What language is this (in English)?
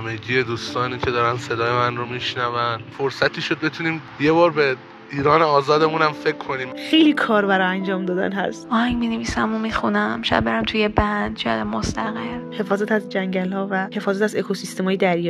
Persian